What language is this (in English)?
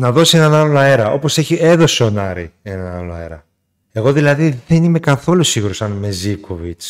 Greek